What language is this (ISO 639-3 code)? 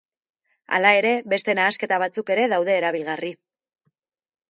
eus